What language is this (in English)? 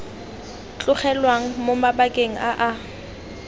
Tswana